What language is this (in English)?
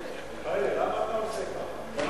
Hebrew